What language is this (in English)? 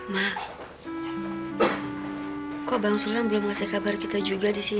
Indonesian